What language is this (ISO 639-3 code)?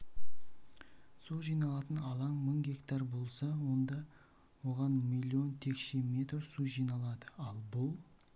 kaz